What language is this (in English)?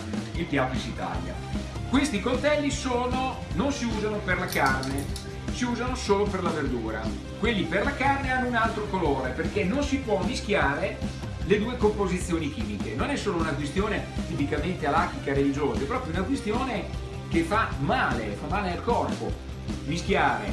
Italian